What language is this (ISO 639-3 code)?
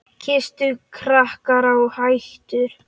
isl